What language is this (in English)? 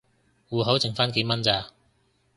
Cantonese